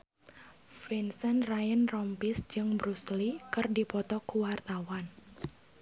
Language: Sundanese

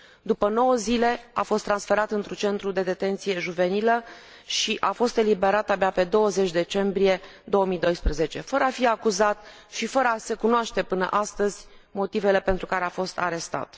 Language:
Romanian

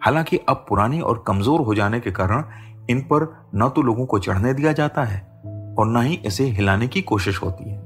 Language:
Hindi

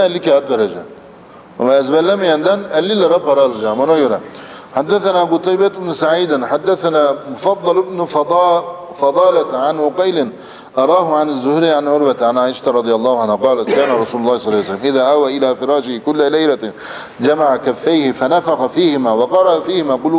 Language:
Turkish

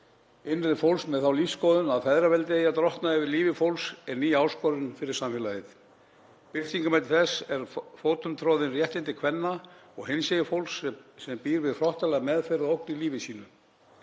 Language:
Icelandic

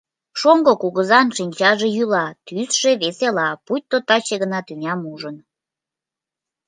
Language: Mari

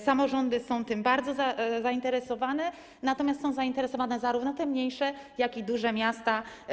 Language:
Polish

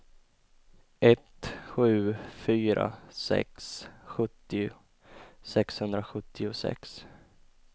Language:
Swedish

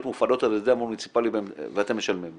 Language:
Hebrew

